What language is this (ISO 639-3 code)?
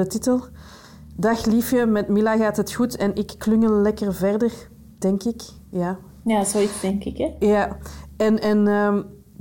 nld